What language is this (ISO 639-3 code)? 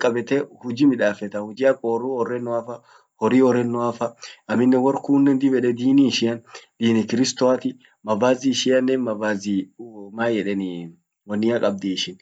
orc